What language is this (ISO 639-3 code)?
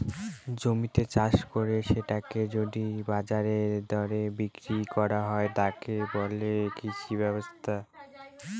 ben